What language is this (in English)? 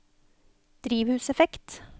Norwegian